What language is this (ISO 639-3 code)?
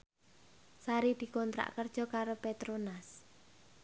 jav